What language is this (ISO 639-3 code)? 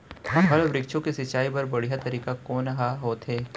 hne